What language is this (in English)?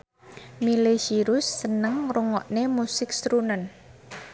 Javanese